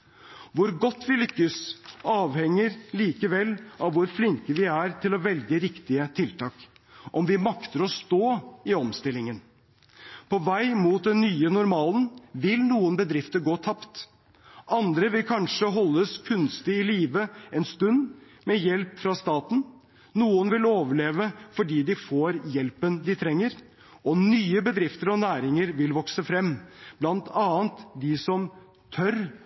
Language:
Norwegian Bokmål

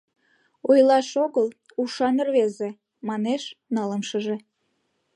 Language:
Mari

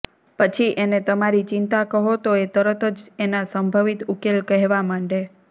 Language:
Gujarati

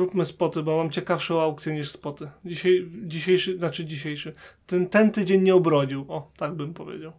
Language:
Polish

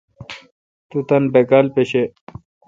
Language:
Kalkoti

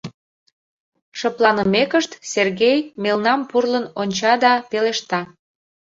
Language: Mari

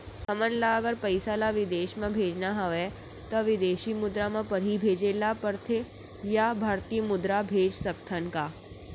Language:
Chhattisgarhi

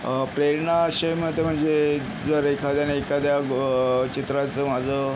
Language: Marathi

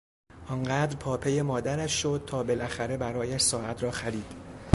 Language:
Persian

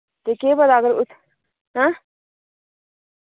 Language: Dogri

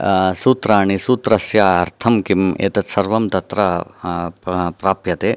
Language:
Sanskrit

